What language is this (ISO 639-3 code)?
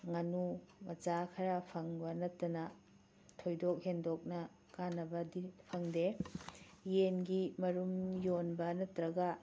mni